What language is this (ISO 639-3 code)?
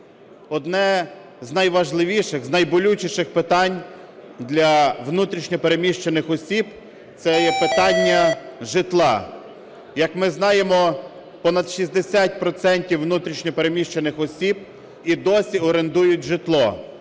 ukr